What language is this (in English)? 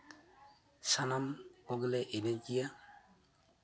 Santali